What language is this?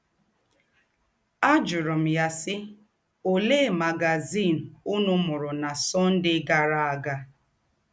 Igbo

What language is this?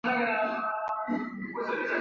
Chinese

